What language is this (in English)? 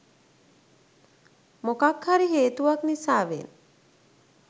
Sinhala